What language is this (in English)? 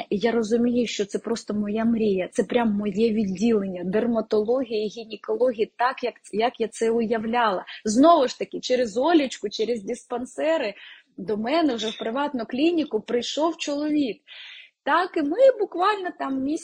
Ukrainian